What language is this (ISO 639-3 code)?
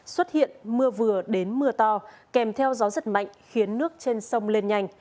vie